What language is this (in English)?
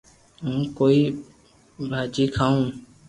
Loarki